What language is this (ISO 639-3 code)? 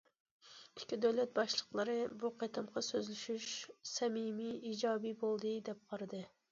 uig